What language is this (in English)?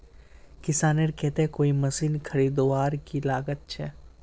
Magahi